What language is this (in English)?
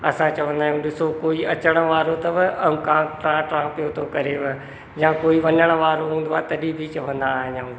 Sindhi